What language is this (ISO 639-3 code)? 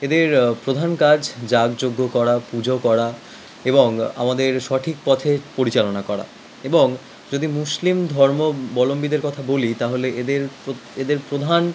ben